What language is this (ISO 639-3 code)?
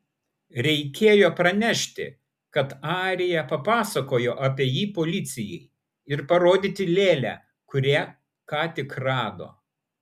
lit